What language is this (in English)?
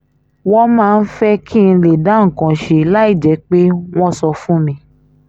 Yoruba